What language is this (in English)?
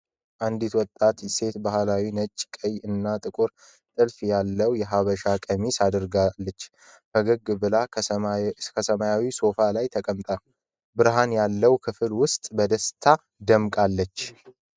Amharic